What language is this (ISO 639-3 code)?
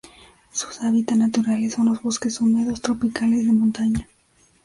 spa